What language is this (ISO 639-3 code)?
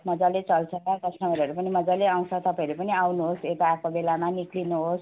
nep